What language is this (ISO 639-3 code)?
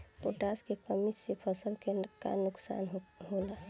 bho